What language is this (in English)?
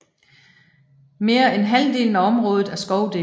Danish